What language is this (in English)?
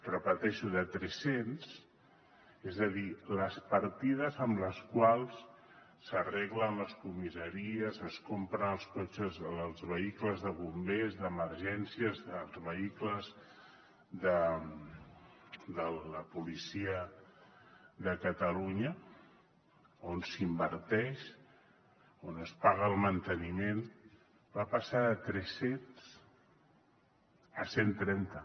Catalan